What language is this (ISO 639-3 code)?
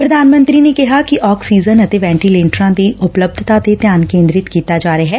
pan